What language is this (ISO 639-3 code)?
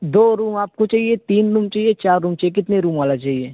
urd